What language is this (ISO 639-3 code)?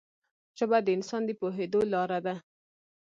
pus